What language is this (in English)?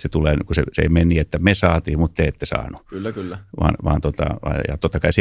Finnish